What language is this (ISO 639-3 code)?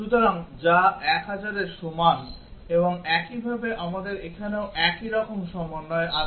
ben